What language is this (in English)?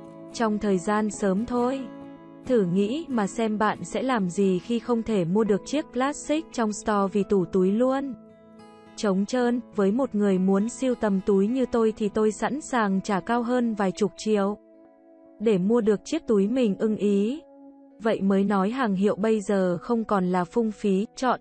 Vietnamese